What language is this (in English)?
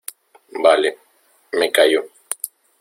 Spanish